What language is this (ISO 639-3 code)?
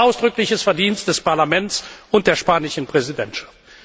deu